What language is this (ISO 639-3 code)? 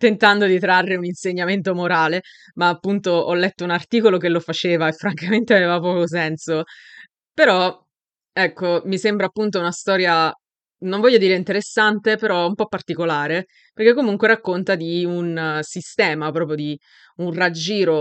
ita